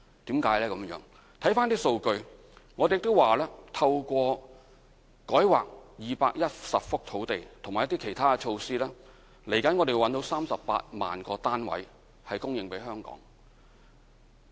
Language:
Cantonese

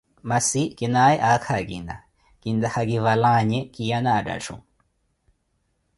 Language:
Koti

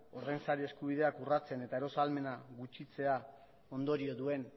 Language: Basque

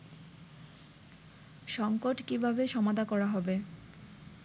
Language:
Bangla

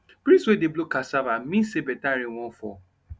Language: Nigerian Pidgin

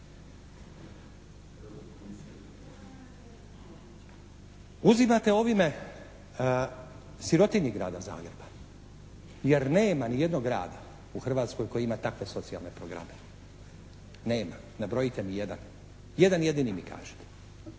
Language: Croatian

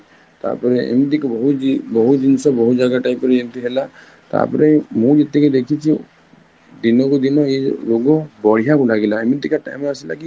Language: Odia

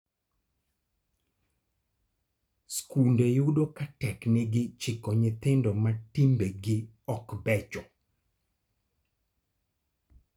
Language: Luo (Kenya and Tanzania)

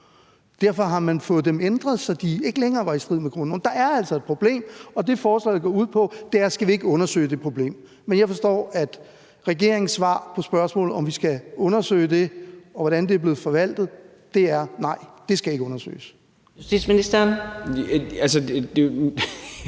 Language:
Danish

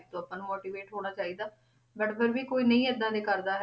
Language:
Punjabi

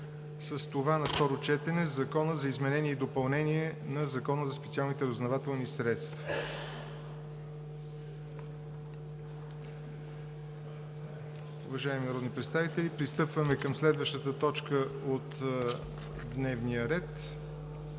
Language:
Bulgarian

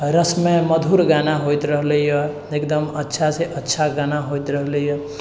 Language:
Maithili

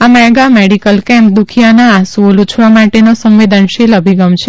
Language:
Gujarati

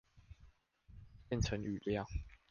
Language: Chinese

